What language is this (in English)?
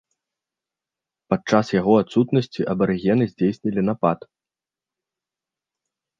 Belarusian